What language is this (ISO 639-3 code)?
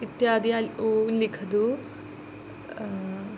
san